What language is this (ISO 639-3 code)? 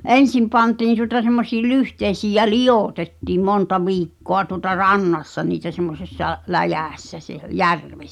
fin